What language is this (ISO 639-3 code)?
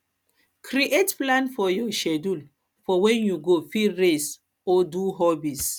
pcm